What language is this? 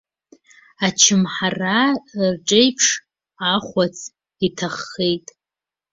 Abkhazian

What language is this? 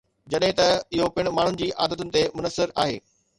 Sindhi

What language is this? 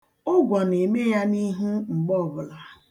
Igbo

